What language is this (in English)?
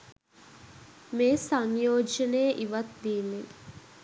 Sinhala